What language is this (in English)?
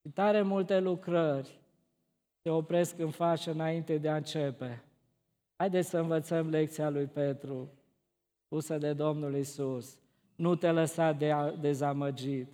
Romanian